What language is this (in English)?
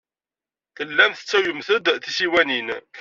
Kabyle